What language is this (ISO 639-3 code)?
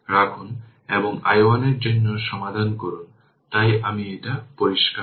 ben